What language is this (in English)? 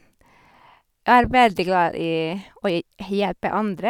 Norwegian